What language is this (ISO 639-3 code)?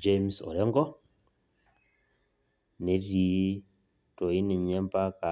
mas